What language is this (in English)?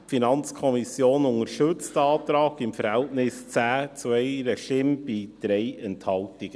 Swiss German